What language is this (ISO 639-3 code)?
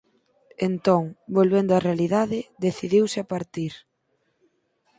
glg